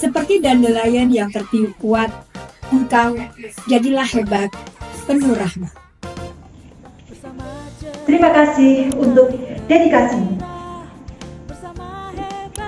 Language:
Indonesian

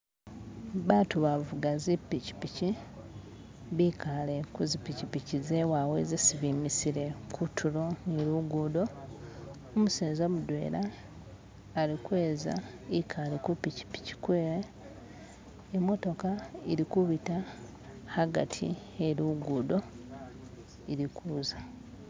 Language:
Masaaba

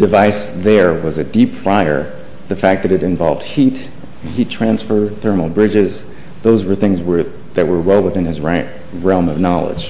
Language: English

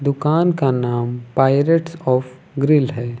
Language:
Hindi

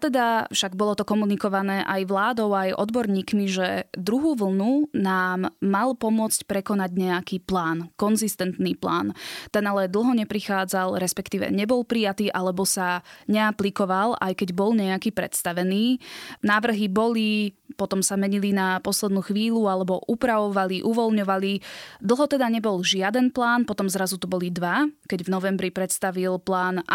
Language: Slovak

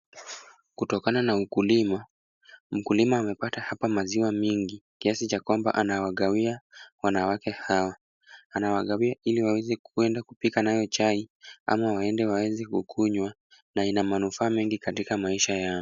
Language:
Swahili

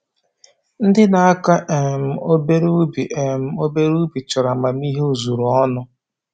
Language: Igbo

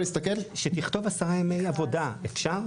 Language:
Hebrew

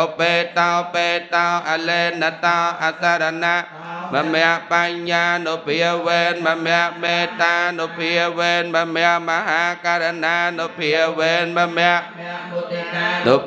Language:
Indonesian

